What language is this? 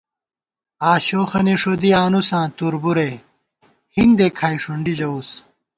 Gawar-Bati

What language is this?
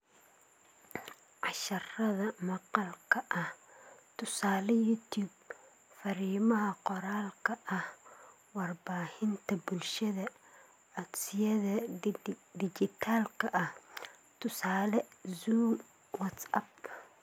Somali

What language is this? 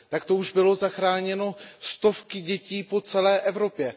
Czech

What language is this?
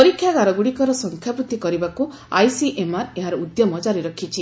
Odia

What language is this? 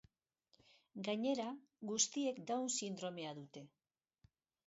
Basque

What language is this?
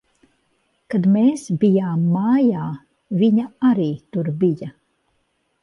Latvian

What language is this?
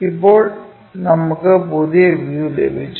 Malayalam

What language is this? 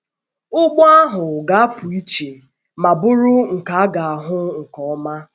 Igbo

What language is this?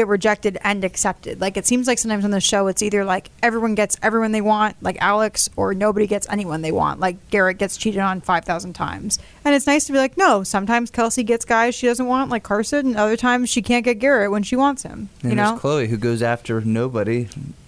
English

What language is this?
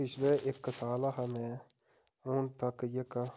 Dogri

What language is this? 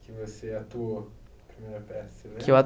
Portuguese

